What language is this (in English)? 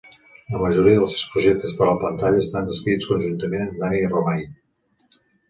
Catalan